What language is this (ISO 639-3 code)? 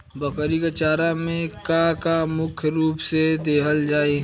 bho